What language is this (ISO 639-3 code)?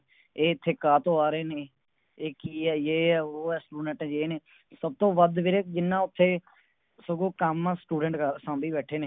pan